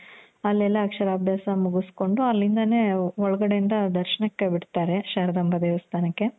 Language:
Kannada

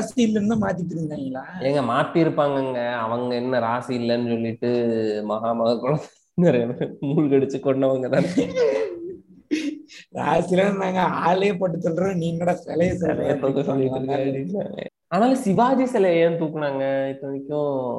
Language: Tamil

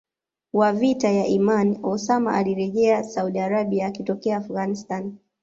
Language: Swahili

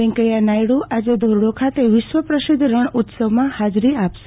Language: Gujarati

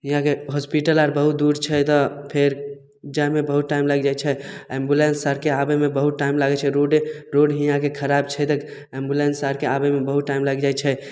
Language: Maithili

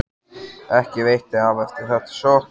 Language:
Icelandic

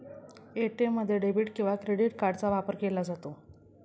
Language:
Marathi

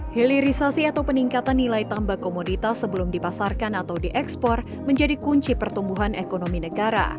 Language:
Indonesian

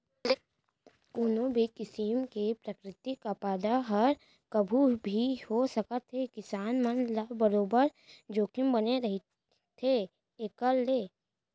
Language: Chhattisgarhi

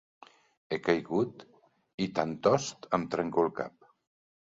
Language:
Catalan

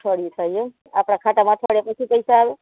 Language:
Gujarati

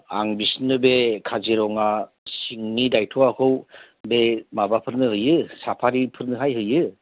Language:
Bodo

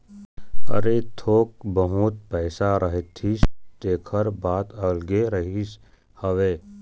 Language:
Chhattisgarhi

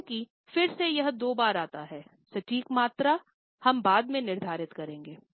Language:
Hindi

